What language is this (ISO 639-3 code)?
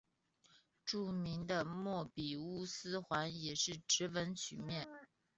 zho